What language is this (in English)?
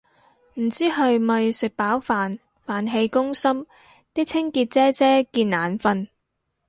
Cantonese